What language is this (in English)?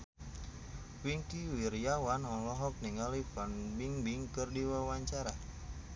Sundanese